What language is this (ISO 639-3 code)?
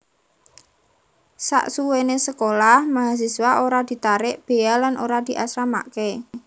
jav